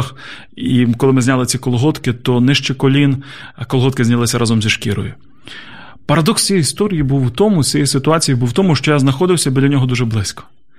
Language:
Ukrainian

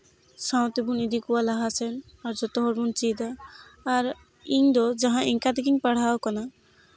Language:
Santali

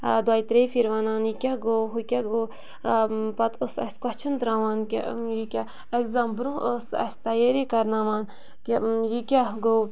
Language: Kashmiri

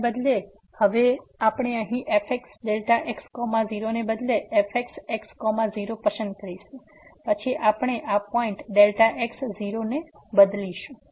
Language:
Gujarati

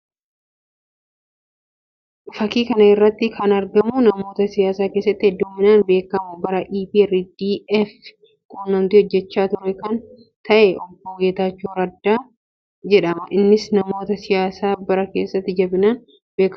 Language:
Oromo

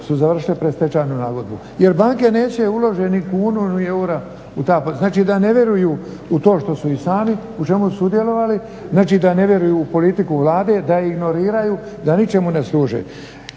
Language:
Croatian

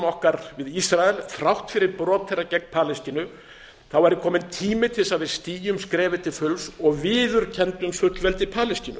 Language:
Icelandic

